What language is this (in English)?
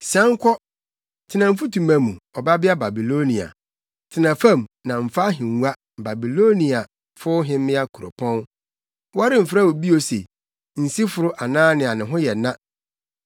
Akan